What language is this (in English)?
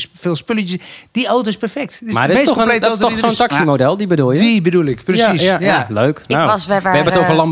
Dutch